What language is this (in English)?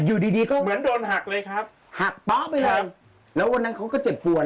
Thai